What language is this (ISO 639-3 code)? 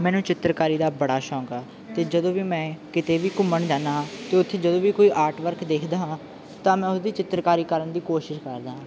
pan